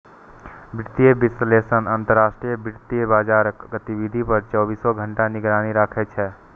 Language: Maithili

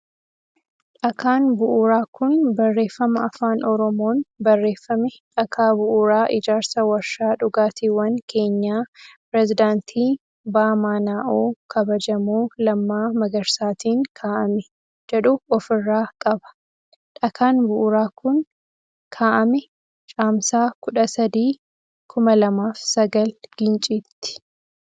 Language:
Oromo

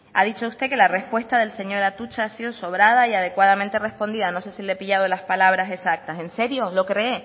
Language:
Spanish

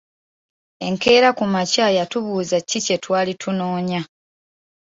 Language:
Ganda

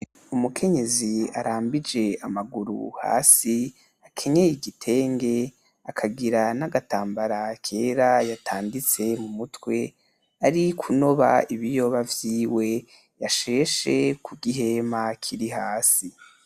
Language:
Rundi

